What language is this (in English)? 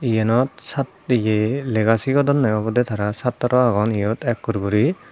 Chakma